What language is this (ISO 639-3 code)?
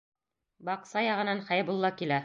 bak